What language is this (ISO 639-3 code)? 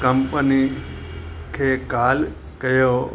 snd